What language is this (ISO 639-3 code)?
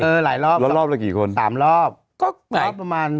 tha